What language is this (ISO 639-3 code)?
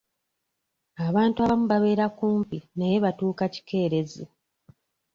lug